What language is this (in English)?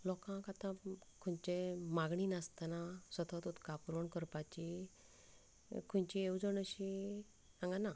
Konkani